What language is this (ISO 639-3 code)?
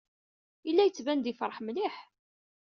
kab